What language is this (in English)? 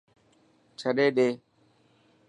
Dhatki